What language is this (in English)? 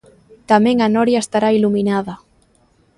Galician